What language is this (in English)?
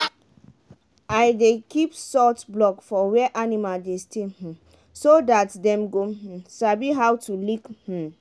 Nigerian Pidgin